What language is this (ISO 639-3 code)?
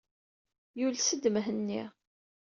kab